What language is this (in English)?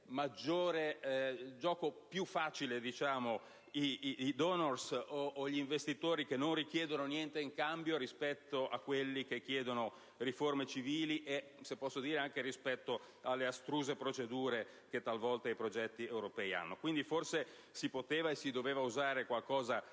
Italian